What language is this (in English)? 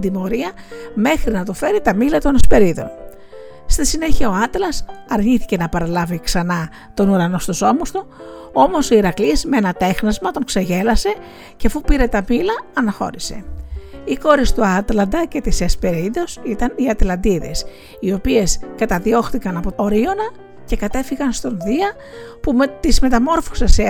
Greek